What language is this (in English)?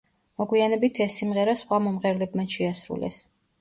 Georgian